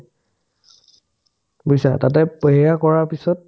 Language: Assamese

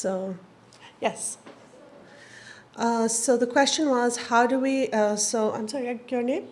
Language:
English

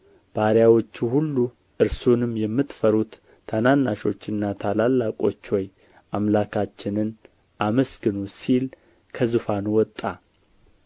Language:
Amharic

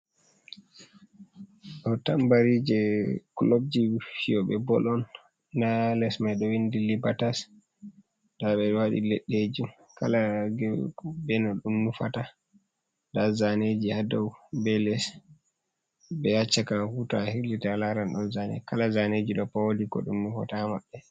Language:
Fula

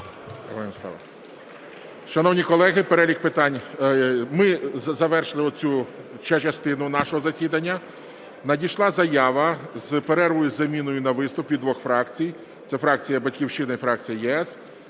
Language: Ukrainian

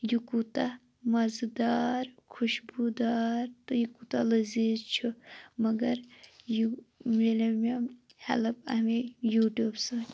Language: Kashmiri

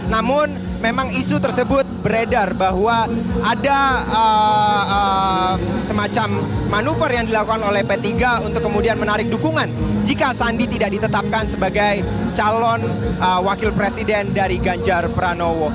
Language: Indonesian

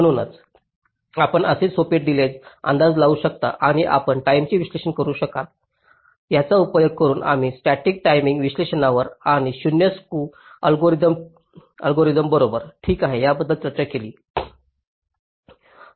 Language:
Marathi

